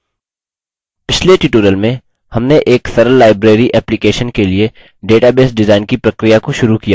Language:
Hindi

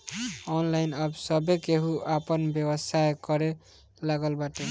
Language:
Bhojpuri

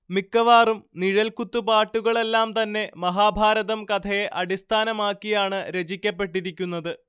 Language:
Malayalam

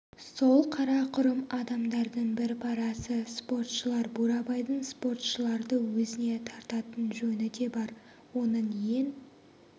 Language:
Kazakh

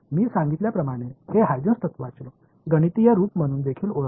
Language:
Tamil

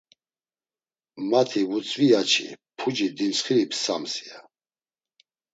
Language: Laz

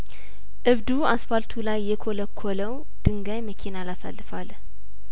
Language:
Amharic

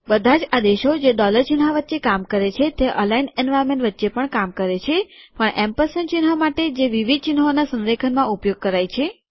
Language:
Gujarati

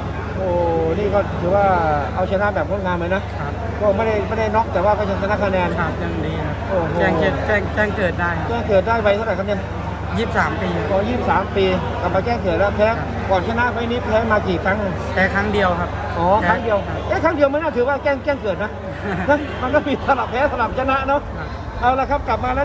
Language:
Thai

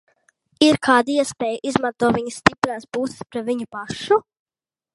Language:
Latvian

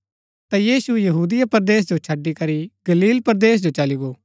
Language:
Gaddi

